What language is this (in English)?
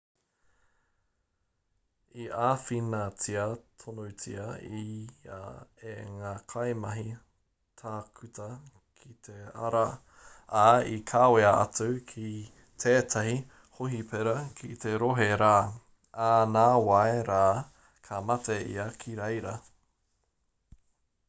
Māori